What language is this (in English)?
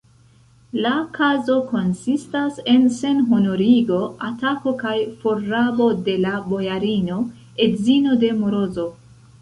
Esperanto